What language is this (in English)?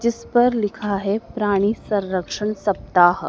Hindi